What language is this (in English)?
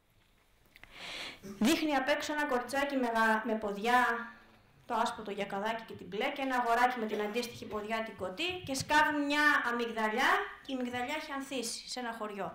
Greek